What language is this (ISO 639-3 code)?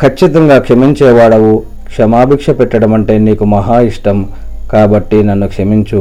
tel